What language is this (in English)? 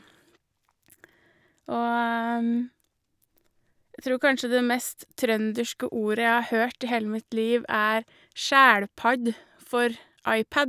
Norwegian